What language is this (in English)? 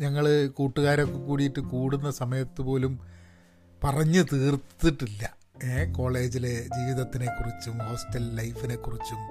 Malayalam